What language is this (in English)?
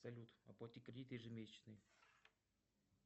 Russian